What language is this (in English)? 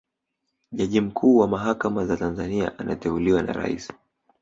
Swahili